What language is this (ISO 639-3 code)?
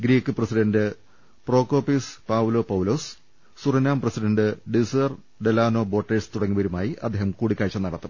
mal